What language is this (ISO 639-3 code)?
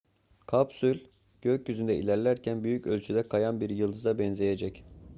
tur